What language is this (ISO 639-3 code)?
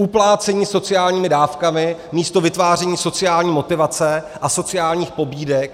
ces